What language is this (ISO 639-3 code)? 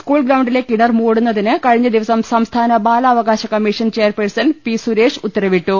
mal